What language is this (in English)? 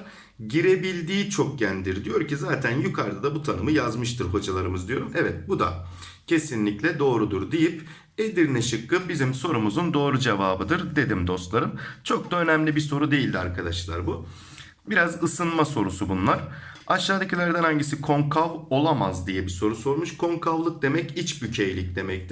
Turkish